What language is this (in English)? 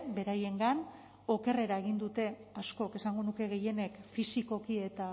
Basque